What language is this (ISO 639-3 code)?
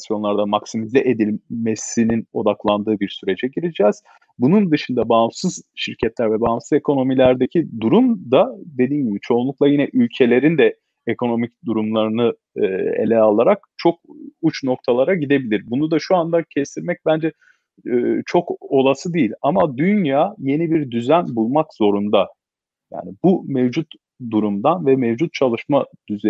tur